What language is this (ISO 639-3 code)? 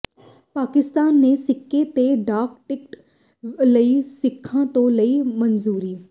pan